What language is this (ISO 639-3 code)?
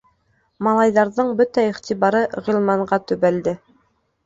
bak